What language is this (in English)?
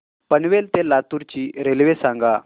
Marathi